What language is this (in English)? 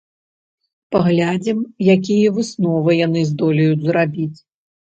Belarusian